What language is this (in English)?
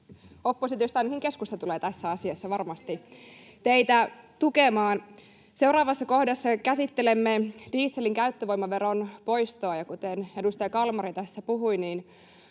Finnish